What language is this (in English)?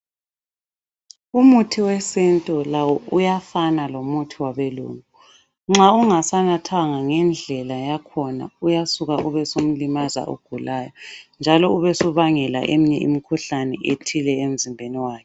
North Ndebele